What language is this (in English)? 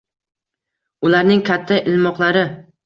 Uzbek